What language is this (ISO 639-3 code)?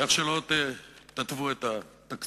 heb